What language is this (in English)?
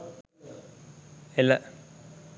Sinhala